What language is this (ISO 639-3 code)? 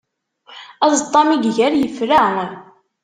kab